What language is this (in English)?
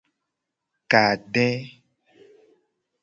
Gen